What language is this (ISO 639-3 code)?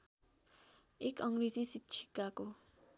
nep